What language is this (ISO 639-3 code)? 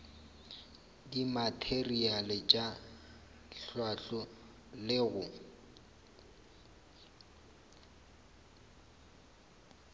nso